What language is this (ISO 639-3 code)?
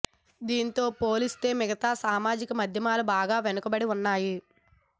tel